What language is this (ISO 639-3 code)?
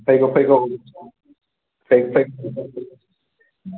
brx